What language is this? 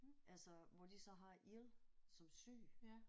Danish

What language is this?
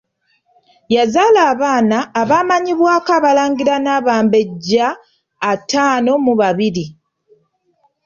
Ganda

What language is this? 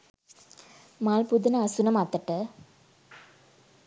Sinhala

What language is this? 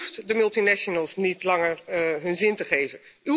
Dutch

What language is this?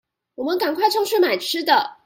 Chinese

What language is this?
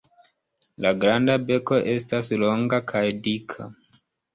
Esperanto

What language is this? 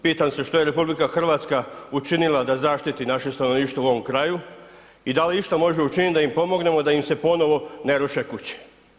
Croatian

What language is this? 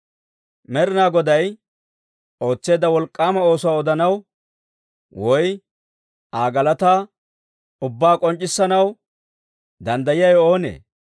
Dawro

